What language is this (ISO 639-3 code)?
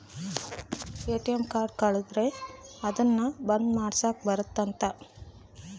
kan